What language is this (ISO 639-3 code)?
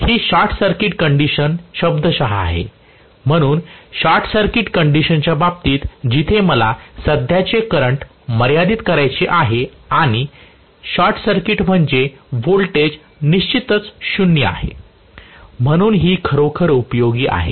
mar